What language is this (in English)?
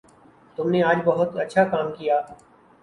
Urdu